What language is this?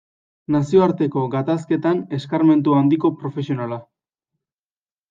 Basque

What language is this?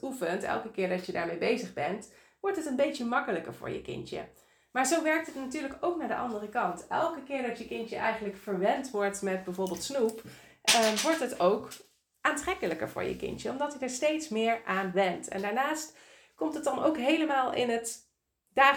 Dutch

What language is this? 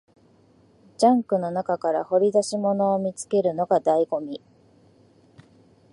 Japanese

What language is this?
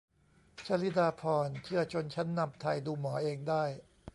Thai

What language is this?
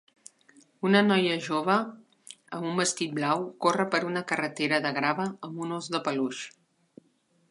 Catalan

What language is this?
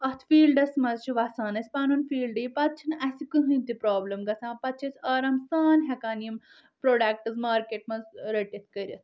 Kashmiri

